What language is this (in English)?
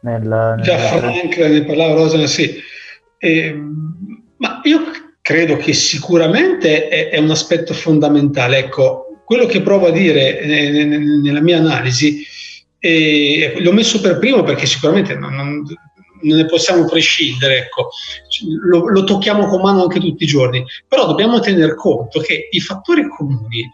Italian